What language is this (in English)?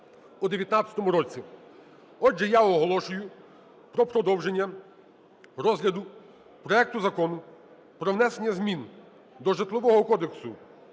Ukrainian